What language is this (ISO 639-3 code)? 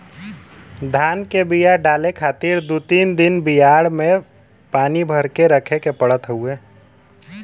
bho